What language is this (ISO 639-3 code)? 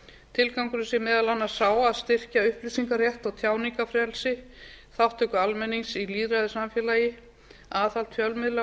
isl